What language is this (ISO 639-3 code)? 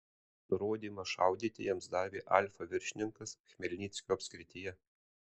lit